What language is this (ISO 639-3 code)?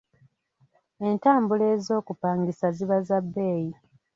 lug